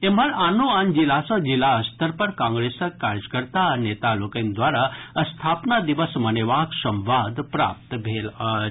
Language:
Maithili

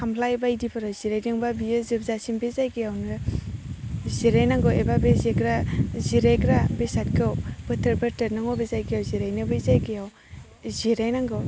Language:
Bodo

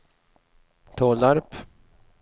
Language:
Swedish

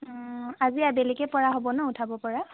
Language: Assamese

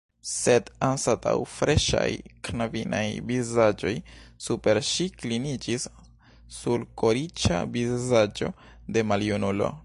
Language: Esperanto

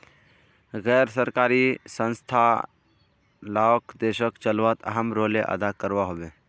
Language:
Magahi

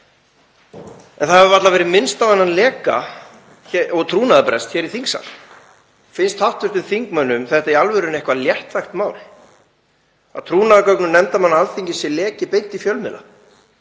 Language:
Icelandic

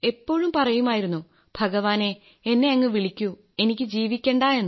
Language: Malayalam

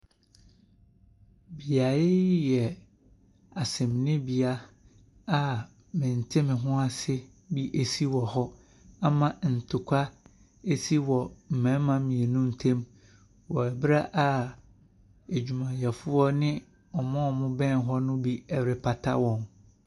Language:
Akan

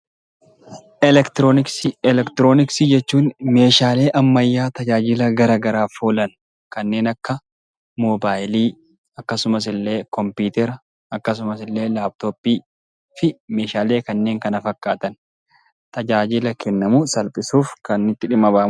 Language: Oromo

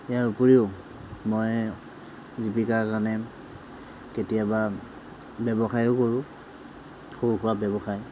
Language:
Assamese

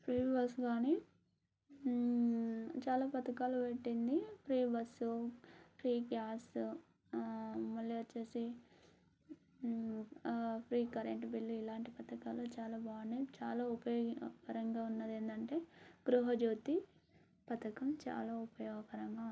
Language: Telugu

